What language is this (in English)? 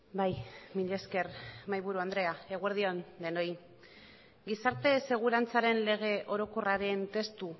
Basque